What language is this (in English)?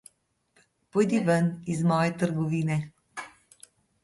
Slovenian